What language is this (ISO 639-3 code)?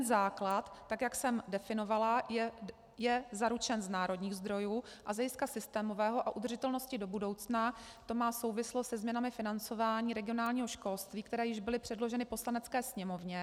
ces